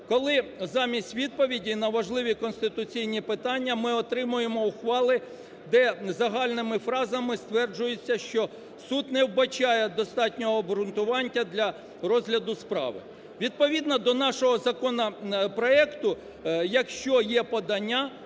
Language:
Ukrainian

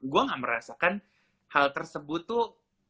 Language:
Indonesian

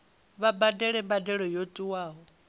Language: Venda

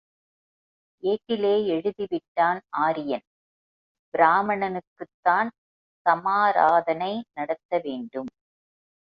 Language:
Tamil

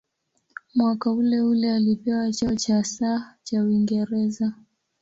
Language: Swahili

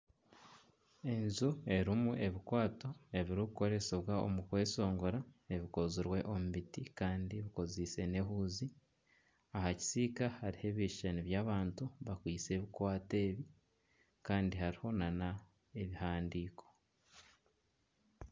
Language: Nyankole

